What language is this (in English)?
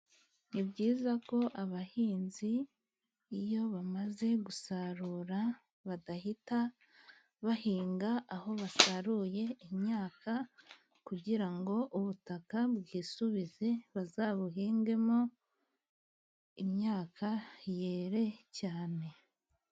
Kinyarwanda